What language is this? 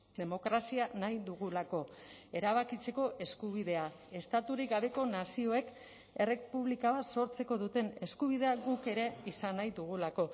Basque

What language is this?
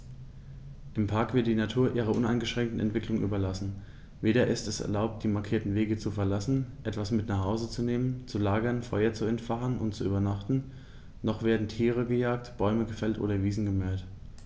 German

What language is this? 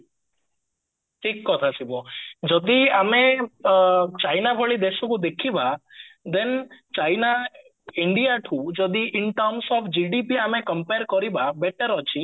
Odia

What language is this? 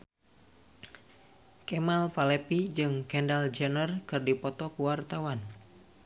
Sundanese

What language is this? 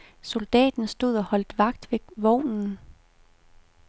Danish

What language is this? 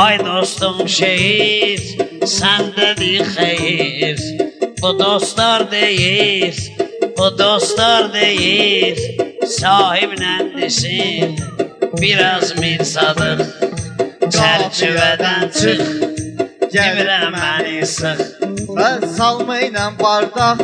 Turkish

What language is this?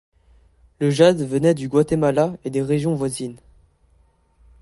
French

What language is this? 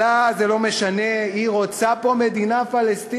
Hebrew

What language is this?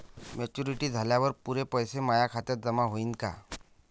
Marathi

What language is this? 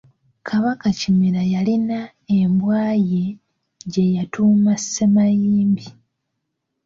Ganda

